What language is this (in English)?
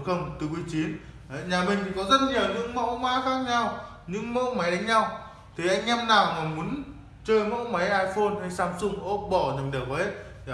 Vietnamese